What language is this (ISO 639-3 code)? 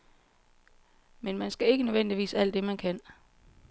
dan